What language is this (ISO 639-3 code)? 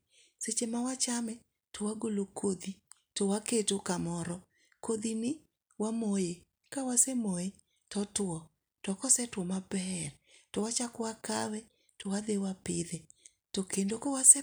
luo